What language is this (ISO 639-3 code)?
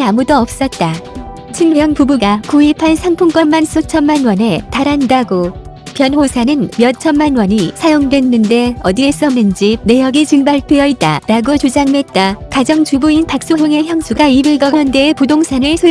kor